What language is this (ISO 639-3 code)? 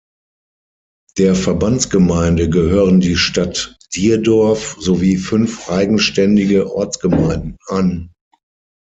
deu